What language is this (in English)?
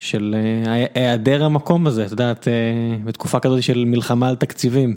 Hebrew